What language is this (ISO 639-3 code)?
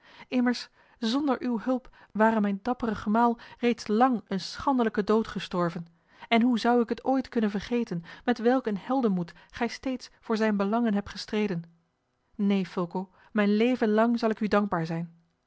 nld